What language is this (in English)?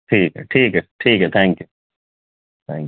Urdu